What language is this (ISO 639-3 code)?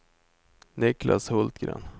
swe